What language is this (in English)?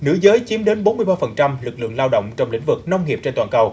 Vietnamese